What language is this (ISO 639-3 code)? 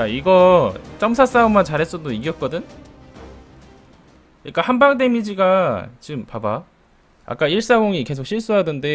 kor